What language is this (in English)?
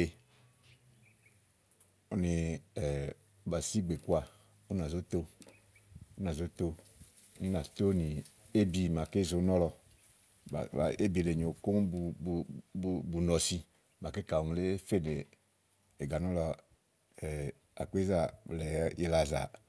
Igo